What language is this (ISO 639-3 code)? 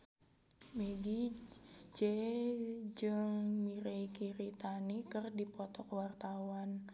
sun